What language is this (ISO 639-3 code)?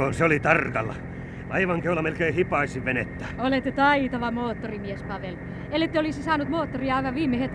fin